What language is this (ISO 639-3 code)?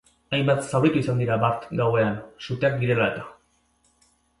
eus